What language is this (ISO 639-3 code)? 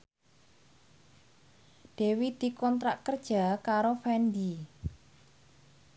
jav